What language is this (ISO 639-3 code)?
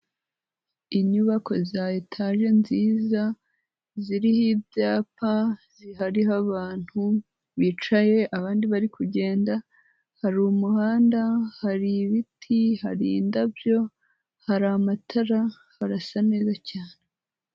kin